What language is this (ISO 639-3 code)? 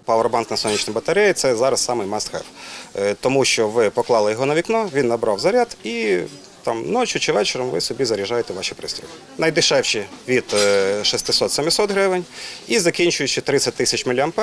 ukr